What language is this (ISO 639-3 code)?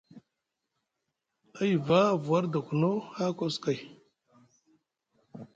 mug